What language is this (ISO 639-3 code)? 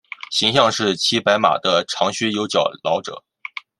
zho